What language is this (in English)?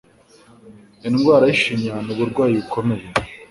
Kinyarwanda